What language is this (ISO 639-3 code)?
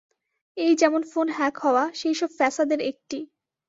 ben